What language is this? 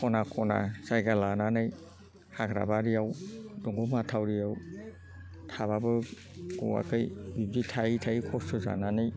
Bodo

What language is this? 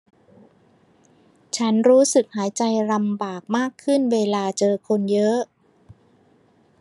Thai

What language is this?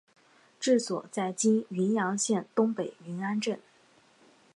Chinese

